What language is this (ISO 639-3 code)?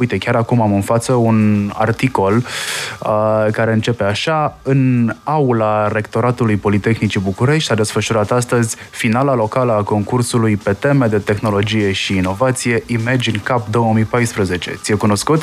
ron